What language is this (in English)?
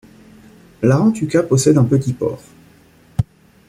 French